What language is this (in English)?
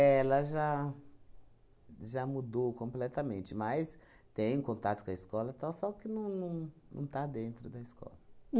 Portuguese